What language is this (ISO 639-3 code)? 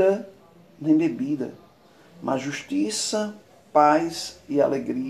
por